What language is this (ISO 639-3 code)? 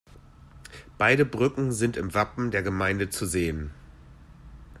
deu